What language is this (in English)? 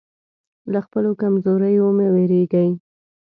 Pashto